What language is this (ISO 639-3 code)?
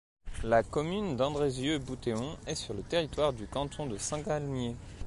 fra